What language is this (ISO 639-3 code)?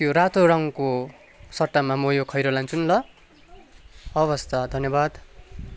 nep